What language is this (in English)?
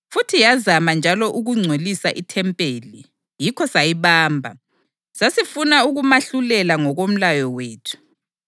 North Ndebele